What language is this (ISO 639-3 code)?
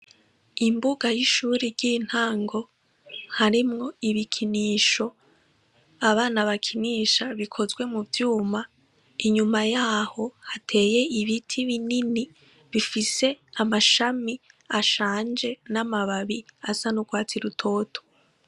run